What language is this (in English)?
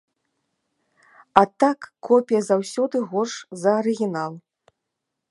Belarusian